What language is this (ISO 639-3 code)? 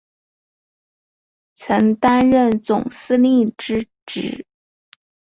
zho